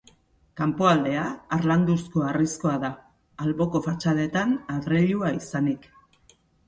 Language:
Basque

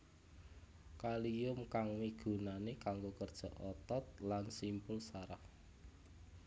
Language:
Javanese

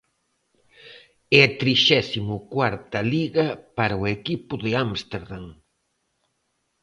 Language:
Galician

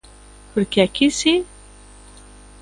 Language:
Galician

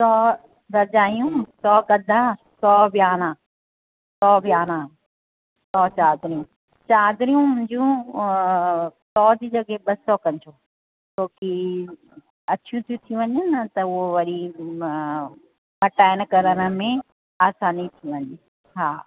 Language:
Sindhi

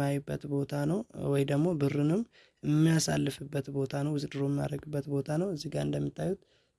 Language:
Amharic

